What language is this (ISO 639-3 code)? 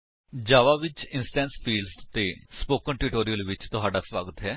pan